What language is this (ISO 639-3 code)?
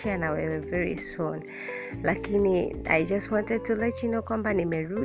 swa